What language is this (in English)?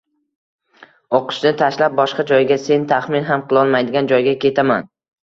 Uzbek